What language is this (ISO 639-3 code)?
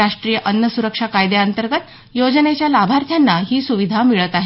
mar